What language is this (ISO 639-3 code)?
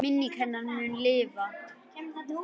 isl